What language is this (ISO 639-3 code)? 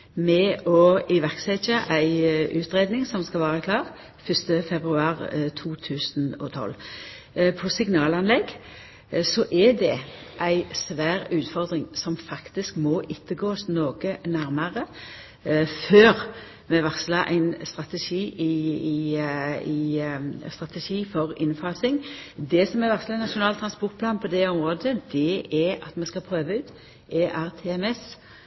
nno